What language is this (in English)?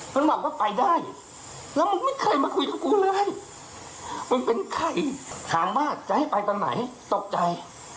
Thai